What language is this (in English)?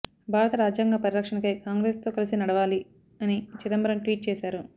Telugu